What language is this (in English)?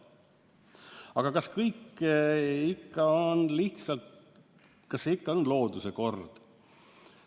Estonian